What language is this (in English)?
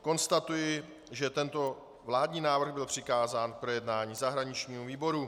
Czech